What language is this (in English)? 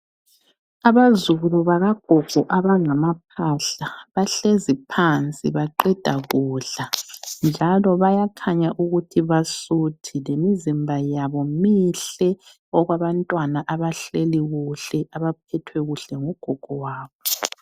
North Ndebele